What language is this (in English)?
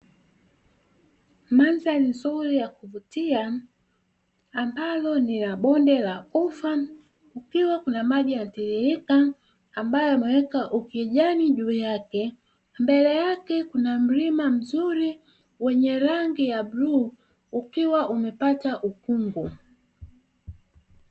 Swahili